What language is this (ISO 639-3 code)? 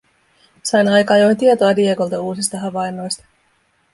fin